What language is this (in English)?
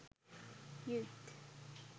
Sinhala